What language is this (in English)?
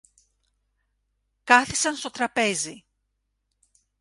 Greek